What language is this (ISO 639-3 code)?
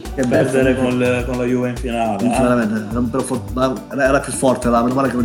ita